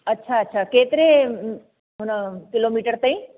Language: Sindhi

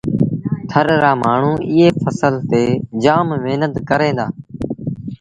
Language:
Sindhi Bhil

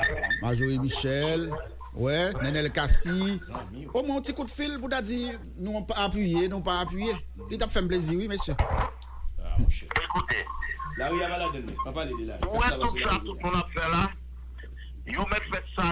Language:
French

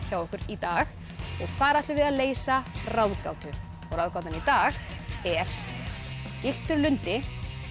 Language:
Icelandic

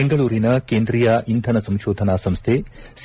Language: Kannada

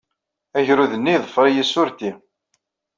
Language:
Kabyle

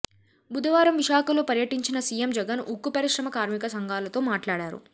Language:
Telugu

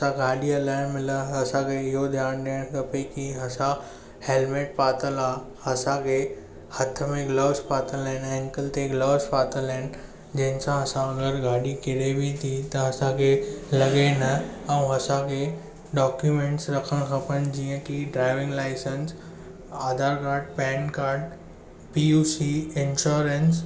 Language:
Sindhi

